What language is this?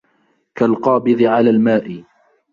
Arabic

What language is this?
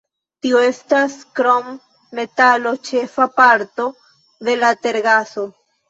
Esperanto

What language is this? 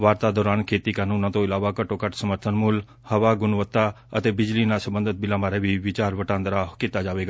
Punjabi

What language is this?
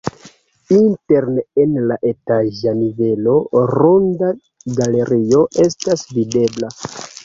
Esperanto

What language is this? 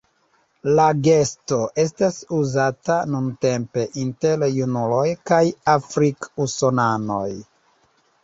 Esperanto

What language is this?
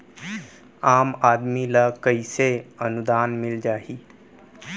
Chhattisgarhi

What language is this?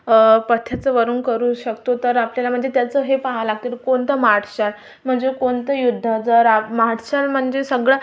Marathi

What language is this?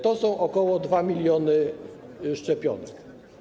Polish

